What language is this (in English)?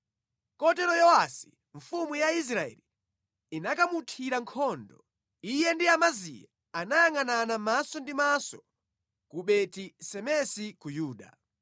Nyanja